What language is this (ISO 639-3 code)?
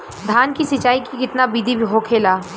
bho